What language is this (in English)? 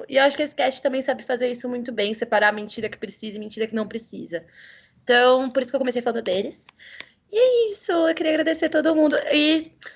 Portuguese